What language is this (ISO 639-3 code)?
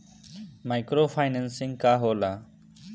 bho